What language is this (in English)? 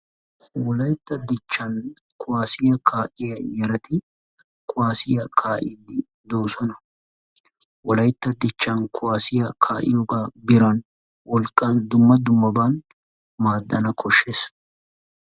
Wolaytta